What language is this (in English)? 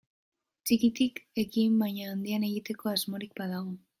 Basque